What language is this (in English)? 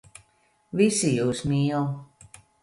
Latvian